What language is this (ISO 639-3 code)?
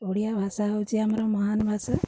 ori